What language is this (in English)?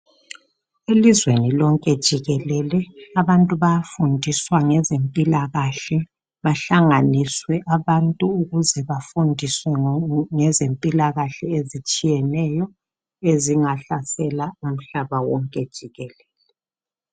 North Ndebele